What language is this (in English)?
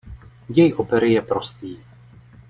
Czech